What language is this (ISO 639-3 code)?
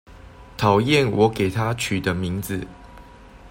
zho